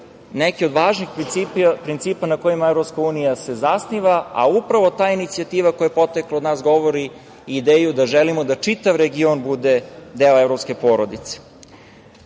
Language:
Serbian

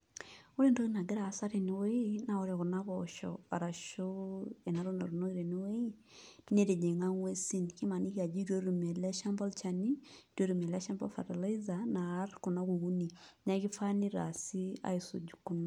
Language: Masai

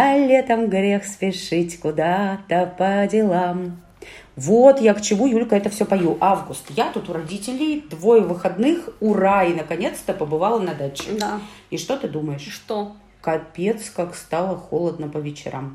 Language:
Russian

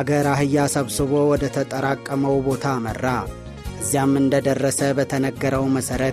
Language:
Amharic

